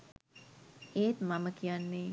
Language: Sinhala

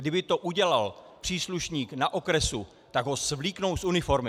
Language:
Czech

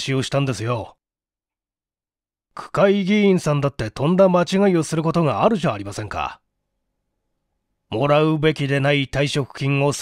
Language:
Japanese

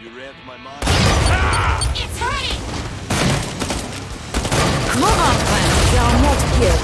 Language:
English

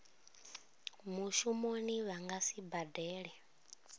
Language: Venda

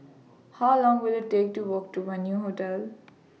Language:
English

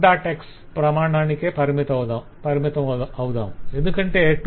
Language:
Telugu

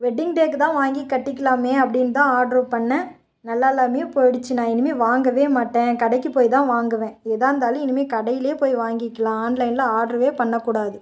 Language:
Tamil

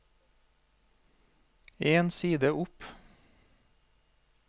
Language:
Norwegian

